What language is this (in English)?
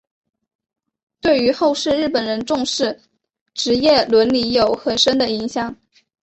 Chinese